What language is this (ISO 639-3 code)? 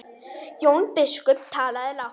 isl